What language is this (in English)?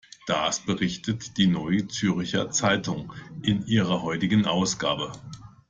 German